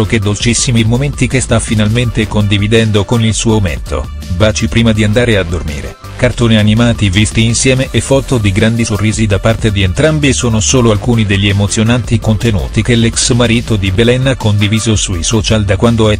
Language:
Italian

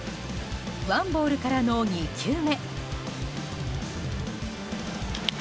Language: Japanese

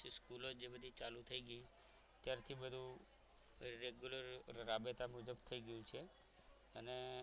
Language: Gujarati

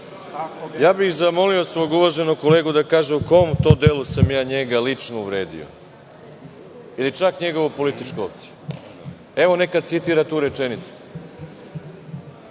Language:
Serbian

